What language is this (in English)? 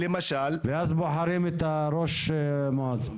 Hebrew